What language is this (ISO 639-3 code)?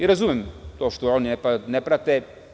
srp